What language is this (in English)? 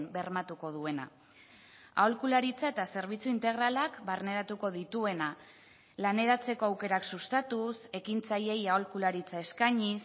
Basque